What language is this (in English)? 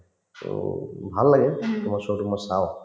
Assamese